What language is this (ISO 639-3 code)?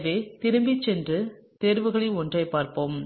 tam